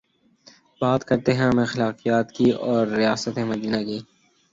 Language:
Urdu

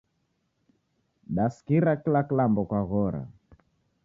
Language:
Taita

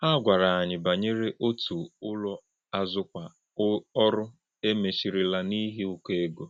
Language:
Igbo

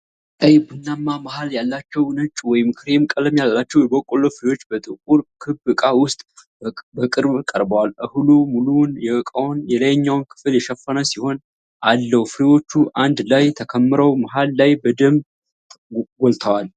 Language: Amharic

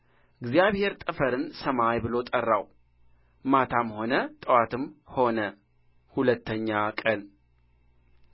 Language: Amharic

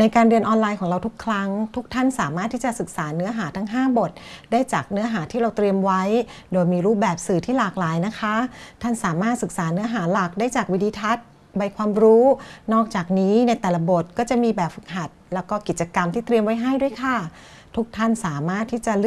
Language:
Thai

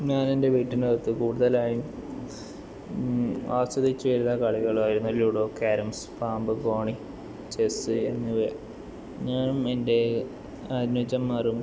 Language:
Malayalam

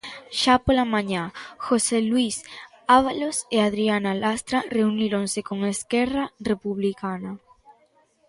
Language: Galician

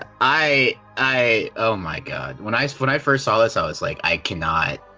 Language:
English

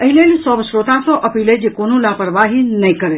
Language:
Maithili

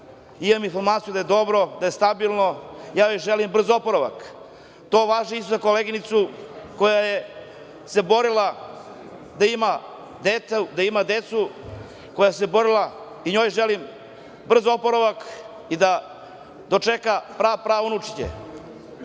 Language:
Serbian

